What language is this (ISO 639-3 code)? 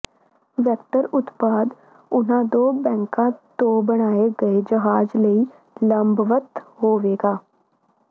pan